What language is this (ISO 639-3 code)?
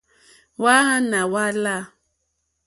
bri